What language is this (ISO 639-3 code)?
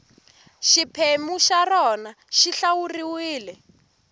tso